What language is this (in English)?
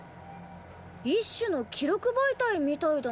Japanese